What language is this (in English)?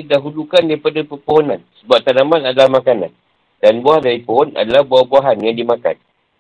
Malay